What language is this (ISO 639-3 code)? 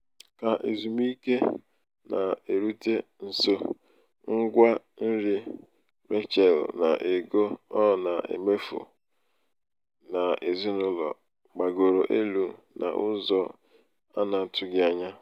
ibo